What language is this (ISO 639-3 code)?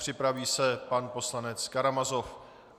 ces